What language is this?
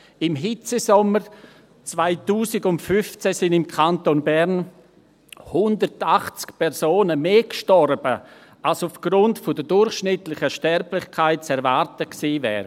Swiss German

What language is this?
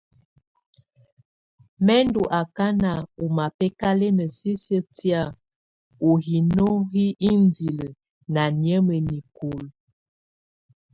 Tunen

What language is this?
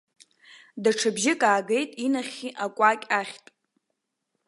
Abkhazian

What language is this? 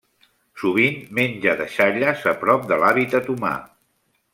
Catalan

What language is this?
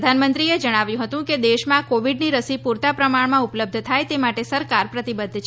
Gujarati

